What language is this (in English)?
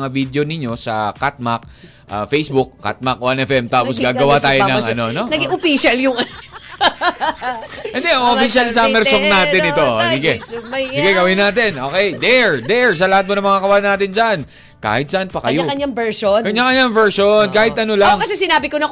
Filipino